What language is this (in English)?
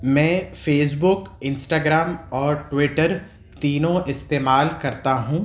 Urdu